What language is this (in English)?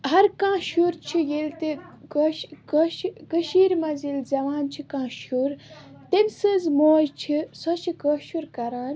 Kashmiri